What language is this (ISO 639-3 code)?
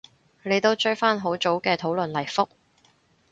yue